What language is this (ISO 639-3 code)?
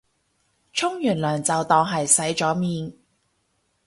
yue